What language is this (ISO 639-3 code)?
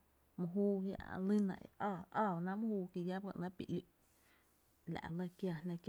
cte